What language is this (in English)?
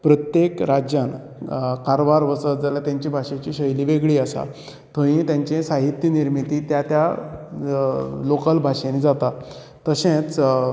Konkani